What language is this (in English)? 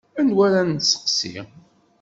Kabyle